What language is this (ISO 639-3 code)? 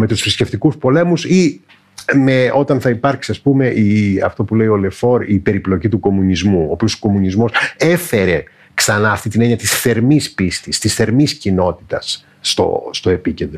ell